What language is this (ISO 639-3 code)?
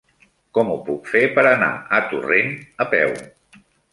cat